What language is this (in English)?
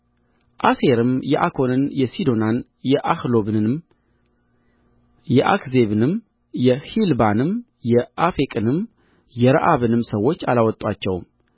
Amharic